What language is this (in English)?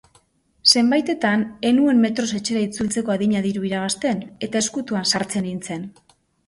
Basque